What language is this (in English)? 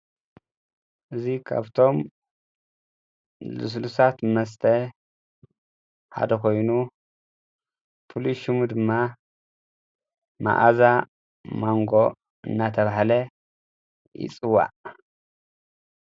Tigrinya